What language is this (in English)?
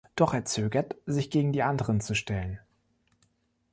German